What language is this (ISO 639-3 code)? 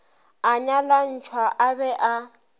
nso